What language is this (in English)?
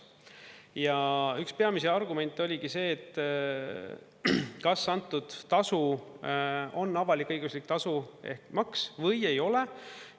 Estonian